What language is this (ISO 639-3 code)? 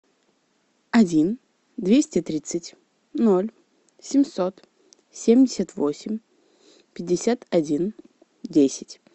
rus